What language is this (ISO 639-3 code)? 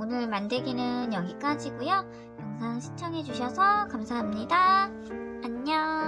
kor